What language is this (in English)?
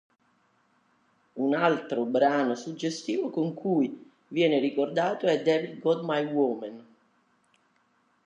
Italian